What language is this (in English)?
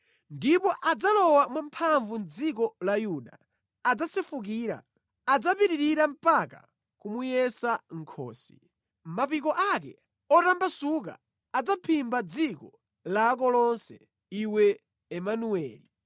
Nyanja